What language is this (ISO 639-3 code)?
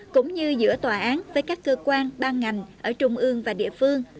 vie